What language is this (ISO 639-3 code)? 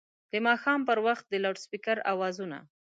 pus